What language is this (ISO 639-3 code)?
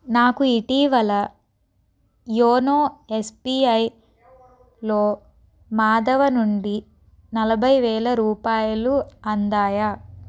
tel